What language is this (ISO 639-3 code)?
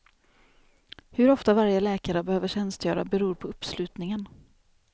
swe